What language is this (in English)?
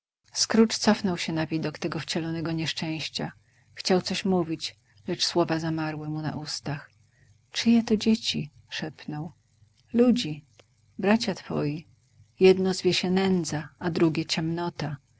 Polish